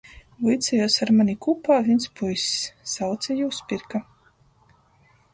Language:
Latgalian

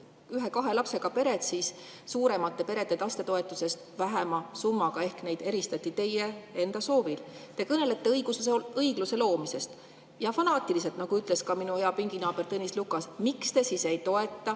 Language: Estonian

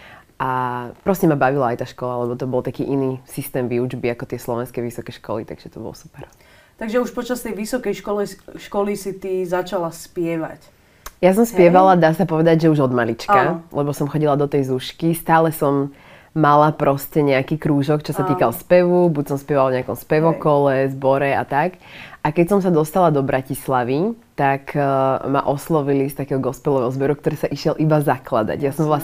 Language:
Slovak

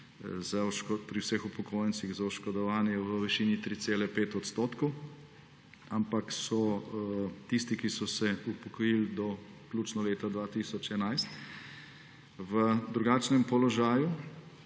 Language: Slovenian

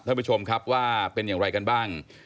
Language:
Thai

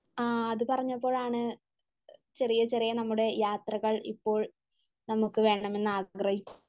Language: Malayalam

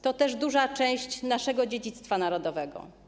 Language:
Polish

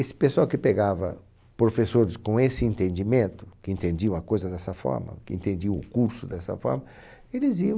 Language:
Portuguese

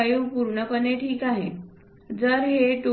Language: Marathi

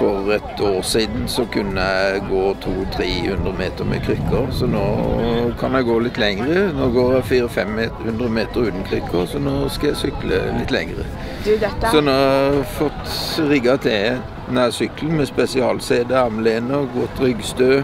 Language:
Norwegian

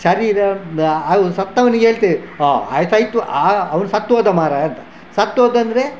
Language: Kannada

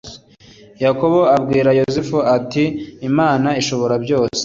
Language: Kinyarwanda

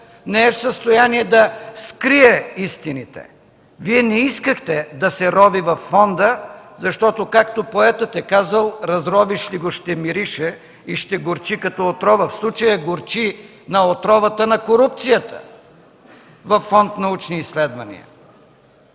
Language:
Bulgarian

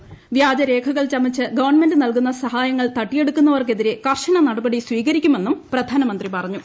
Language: Malayalam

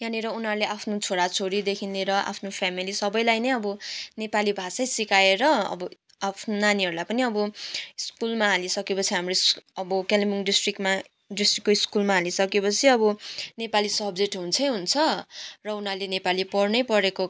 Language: Nepali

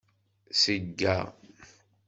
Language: Kabyle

